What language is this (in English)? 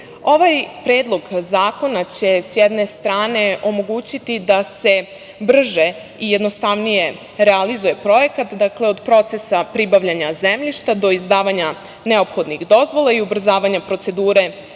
Serbian